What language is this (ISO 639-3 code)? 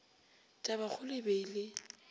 nso